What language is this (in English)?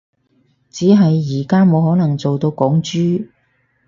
Cantonese